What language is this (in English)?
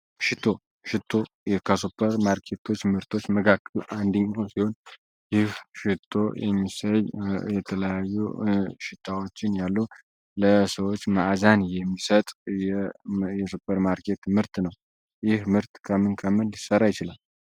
Amharic